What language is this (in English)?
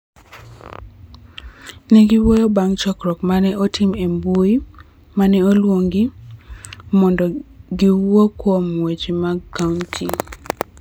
Luo (Kenya and Tanzania)